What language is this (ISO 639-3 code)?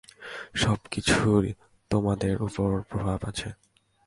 ben